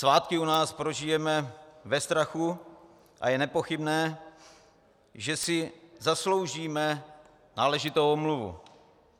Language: Czech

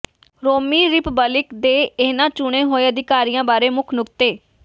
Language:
Punjabi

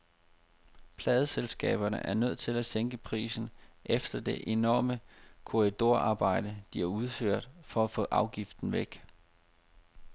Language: Danish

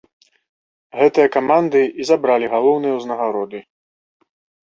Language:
Belarusian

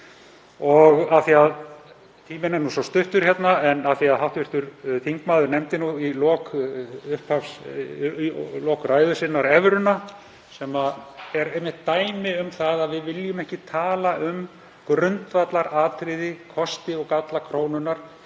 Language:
Icelandic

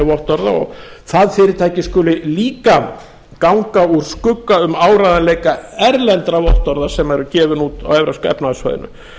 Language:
Icelandic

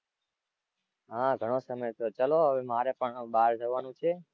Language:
Gujarati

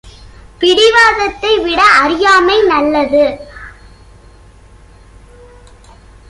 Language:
Tamil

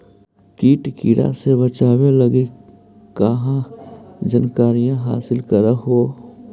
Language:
Magahi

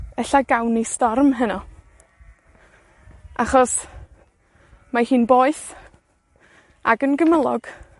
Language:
Welsh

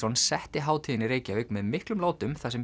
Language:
Icelandic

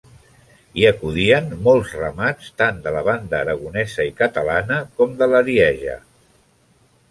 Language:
Catalan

